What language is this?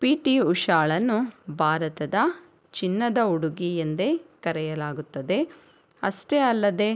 Kannada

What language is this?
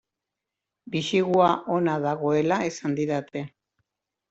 Basque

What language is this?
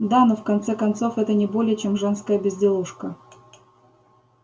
Russian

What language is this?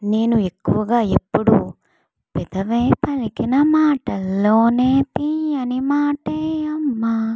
Telugu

